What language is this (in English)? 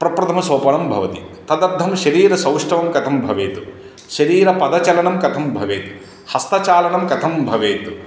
Sanskrit